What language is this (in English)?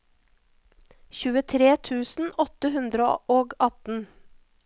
Norwegian